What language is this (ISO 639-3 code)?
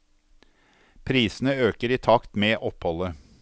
nor